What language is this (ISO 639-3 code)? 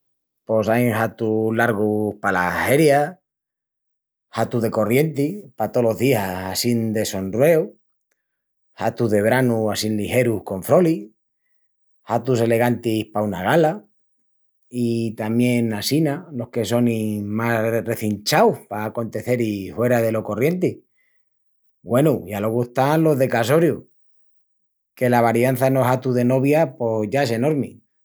ext